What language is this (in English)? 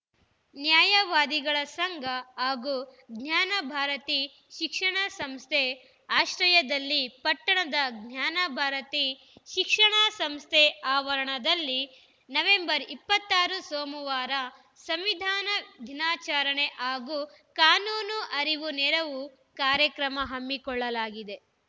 Kannada